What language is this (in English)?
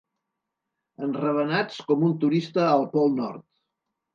Catalan